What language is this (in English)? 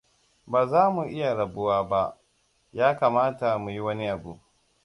Hausa